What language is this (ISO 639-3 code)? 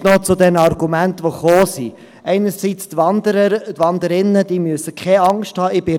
gsw